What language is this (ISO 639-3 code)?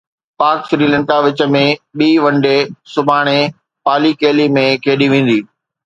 snd